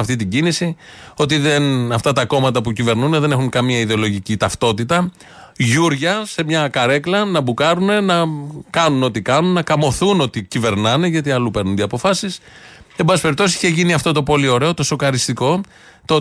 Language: Greek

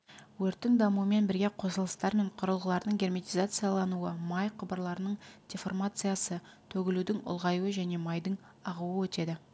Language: Kazakh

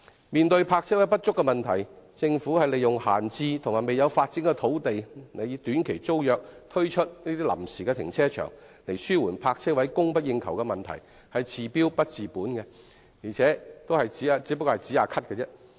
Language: Cantonese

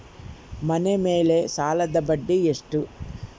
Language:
Kannada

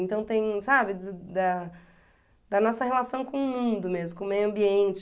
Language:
Portuguese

